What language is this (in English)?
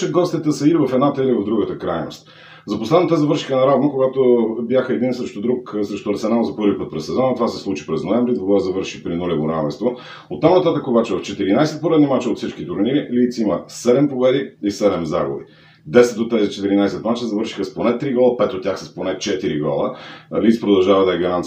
Bulgarian